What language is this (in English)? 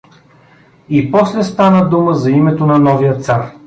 Bulgarian